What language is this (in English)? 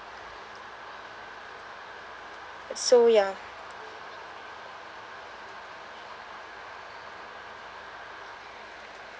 English